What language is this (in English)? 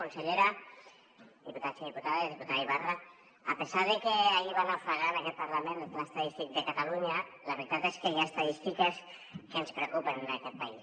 Catalan